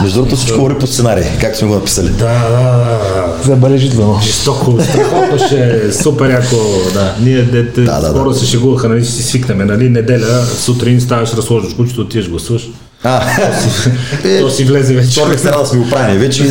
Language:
Bulgarian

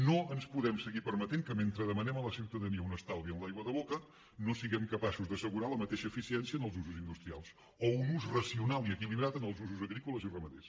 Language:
Catalan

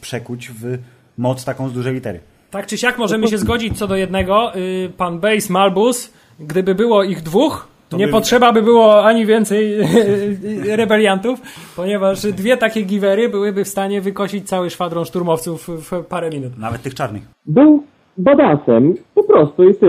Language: Polish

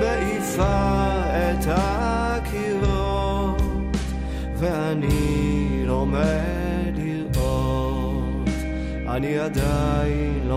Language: Hebrew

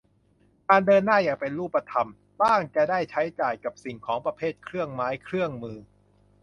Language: Thai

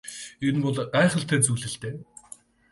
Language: Mongolian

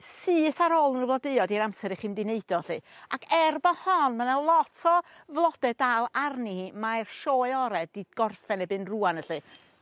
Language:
Welsh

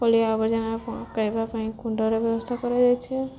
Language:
Odia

